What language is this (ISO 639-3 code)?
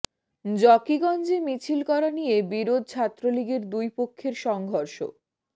ben